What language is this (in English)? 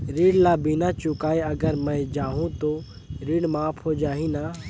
Chhattisgarhi